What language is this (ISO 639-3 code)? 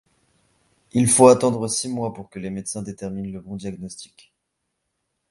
fra